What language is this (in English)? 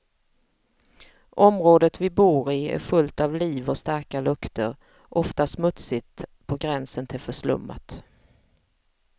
Swedish